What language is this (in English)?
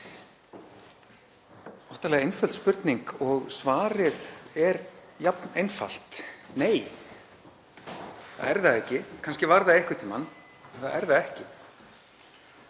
Icelandic